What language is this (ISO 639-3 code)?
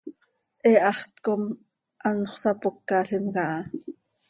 sei